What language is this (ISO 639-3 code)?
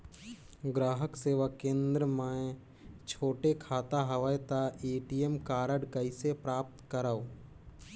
hne